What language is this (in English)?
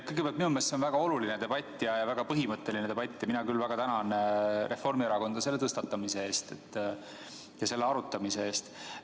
Estonian